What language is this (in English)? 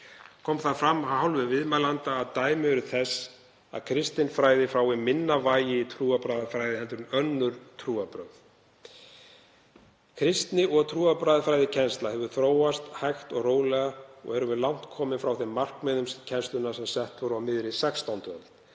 Icelandic